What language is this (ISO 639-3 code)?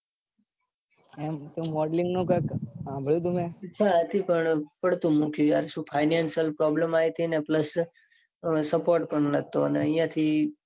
guj